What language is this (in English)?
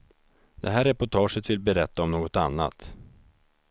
Swedish